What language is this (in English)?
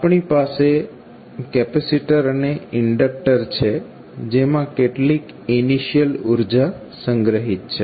Gujarati